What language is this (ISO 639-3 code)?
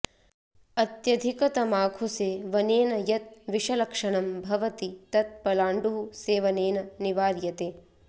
san